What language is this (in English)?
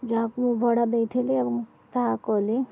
Odia